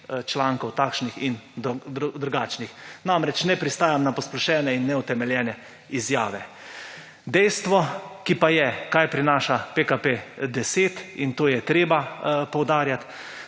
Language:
Slovenian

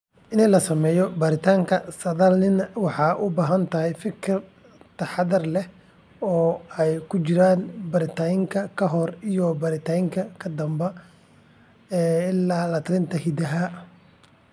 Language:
Somali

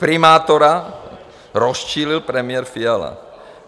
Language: Czech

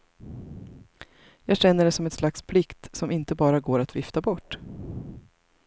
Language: Swedish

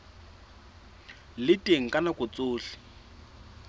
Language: Southern Sotho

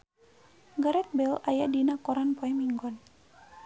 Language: Sundanese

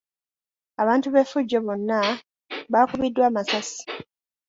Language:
Ganda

